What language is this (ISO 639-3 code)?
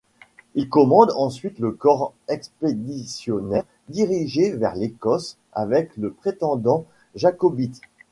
fra